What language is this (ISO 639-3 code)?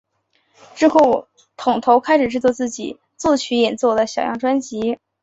zho